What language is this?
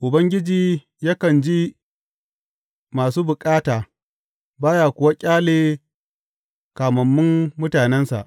Hausa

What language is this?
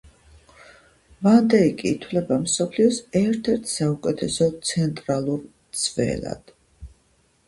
Georgian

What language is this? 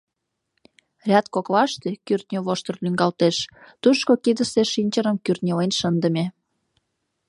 Mari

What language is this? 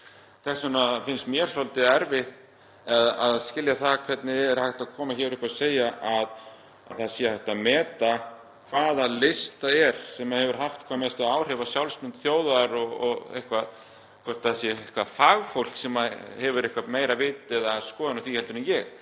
Icelandic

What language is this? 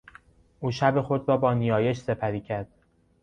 Persian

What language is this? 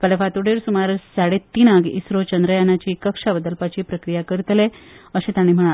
Konkani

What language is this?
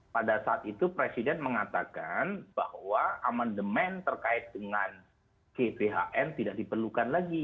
Indonesian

